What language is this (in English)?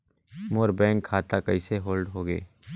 Chhattisgarhi